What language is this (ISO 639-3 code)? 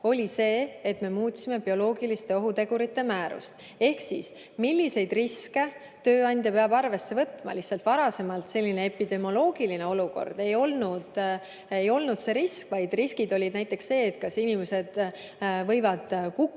est